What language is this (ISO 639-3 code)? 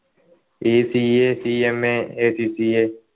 mal